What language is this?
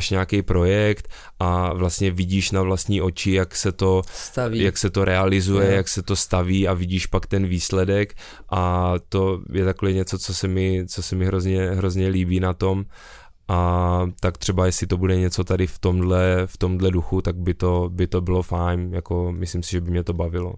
Czech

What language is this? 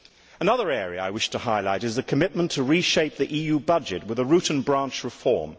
English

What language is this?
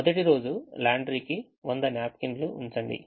Telugu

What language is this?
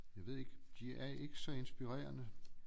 Danish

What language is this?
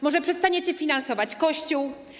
Polish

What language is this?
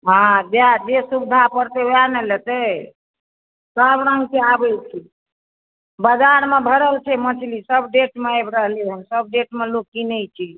Maithili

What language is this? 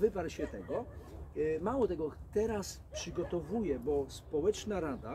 Polish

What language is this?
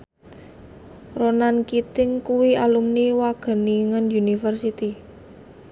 Javanese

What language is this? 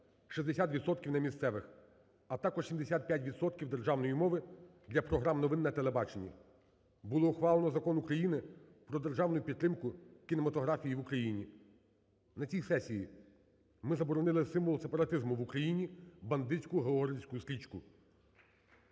Ukrainian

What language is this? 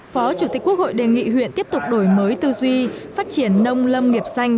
Vietnamese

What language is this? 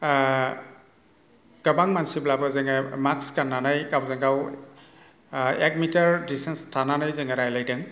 Bodo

